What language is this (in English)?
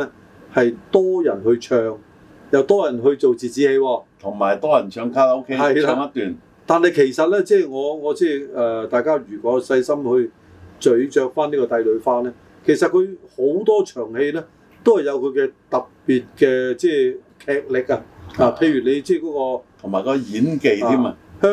Chinese